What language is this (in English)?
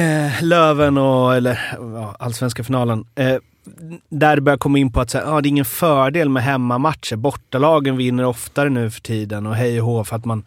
Swedish